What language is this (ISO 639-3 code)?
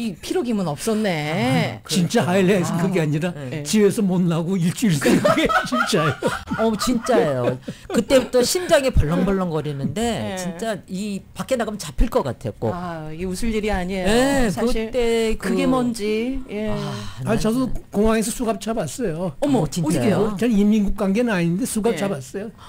kor